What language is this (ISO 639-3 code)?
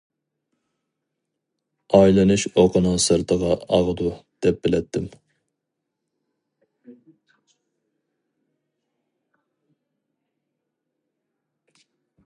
uig